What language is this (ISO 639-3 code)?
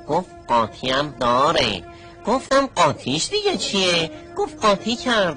fas